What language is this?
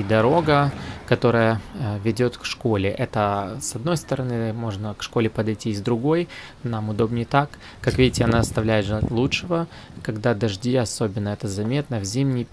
Russian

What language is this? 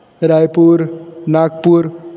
Sanskrit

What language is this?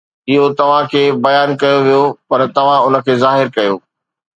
Sindhi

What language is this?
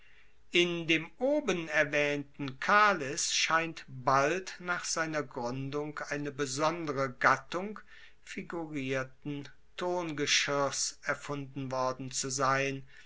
German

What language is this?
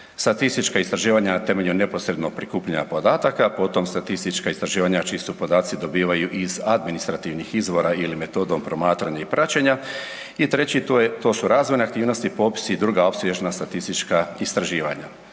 Croatian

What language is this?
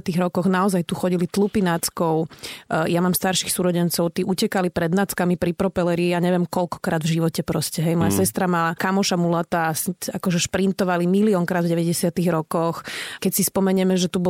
Slovak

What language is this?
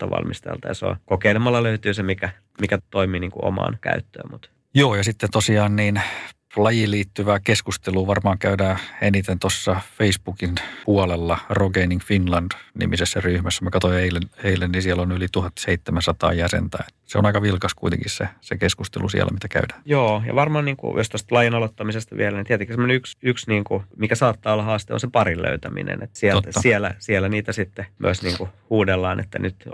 Finnish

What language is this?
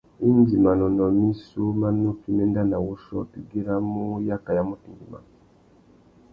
Tuki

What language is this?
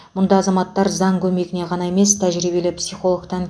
Kazakh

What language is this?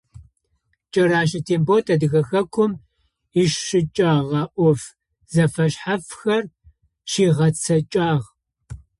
Adyghe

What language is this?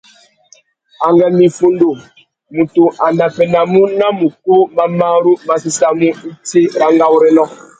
Tuki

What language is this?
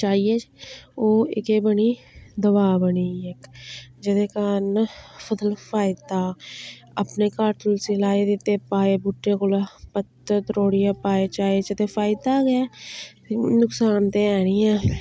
Dogri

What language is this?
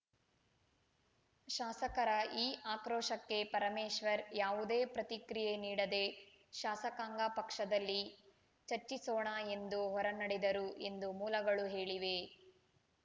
Kannada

